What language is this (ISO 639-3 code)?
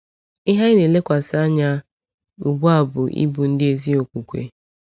ibo